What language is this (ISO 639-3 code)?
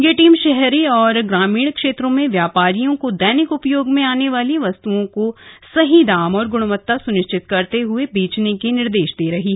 hin